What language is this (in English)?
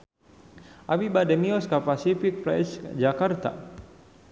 Sundanese